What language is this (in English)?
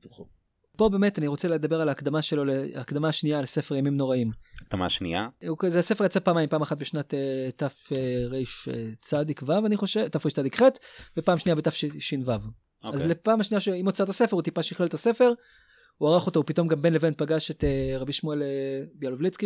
Hebrew